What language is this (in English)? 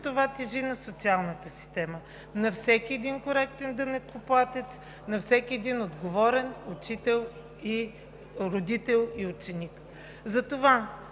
Bulgarian